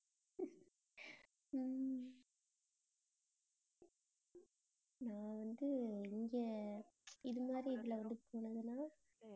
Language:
Tamil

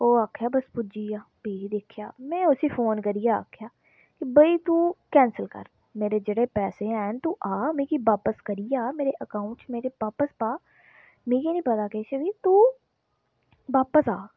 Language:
Dogri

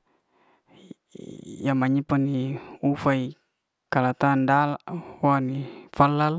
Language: Liana-Seti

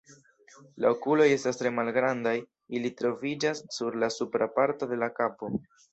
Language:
Esperanto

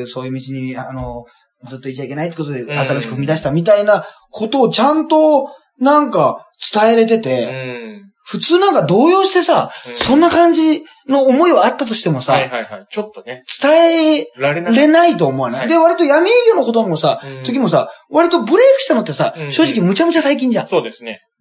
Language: Japanese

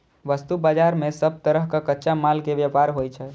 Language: Maithili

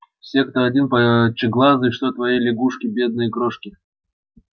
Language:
Russian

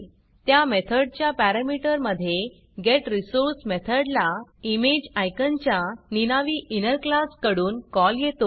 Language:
Marathi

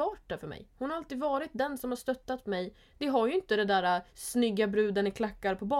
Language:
Swedish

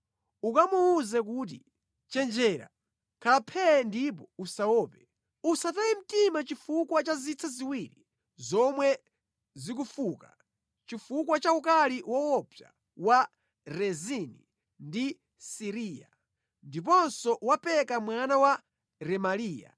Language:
Nyanja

